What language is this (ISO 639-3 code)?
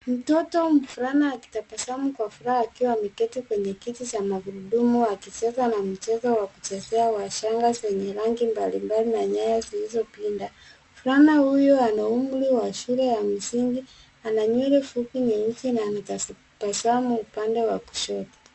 swa